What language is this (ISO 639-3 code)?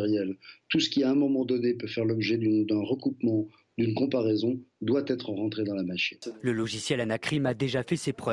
fra